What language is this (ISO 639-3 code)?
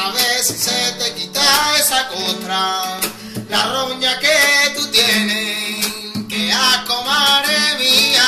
spa